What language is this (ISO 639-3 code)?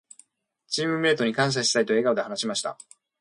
jpn